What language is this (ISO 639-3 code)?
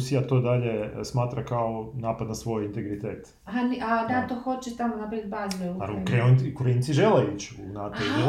hrv